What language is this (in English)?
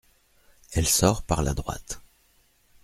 French